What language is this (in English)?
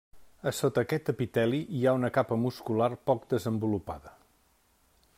Catalan